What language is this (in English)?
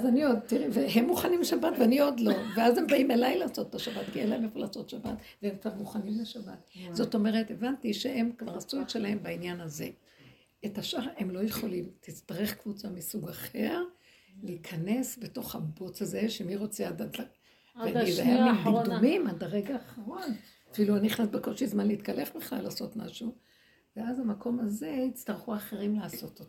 Hebrew